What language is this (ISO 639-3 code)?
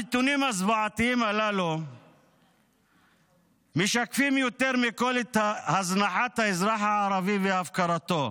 heb